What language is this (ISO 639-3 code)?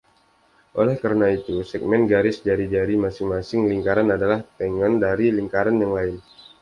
ind